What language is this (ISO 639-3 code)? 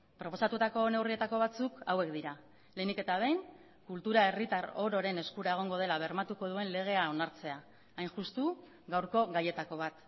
eus